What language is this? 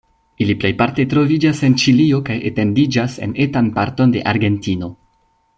Esperanto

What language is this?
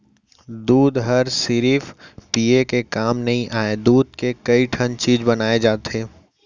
Chhattisgarhi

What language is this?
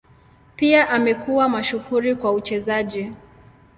Swahili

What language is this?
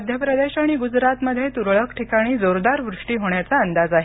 Marathi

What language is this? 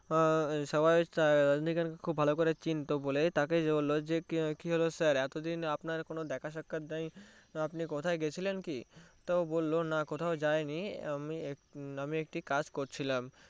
Bangla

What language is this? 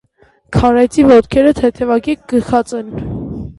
Armenian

